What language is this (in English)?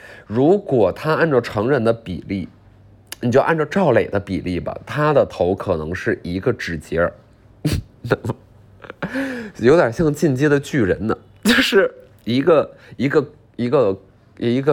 Chinese